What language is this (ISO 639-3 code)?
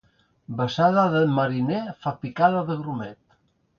cat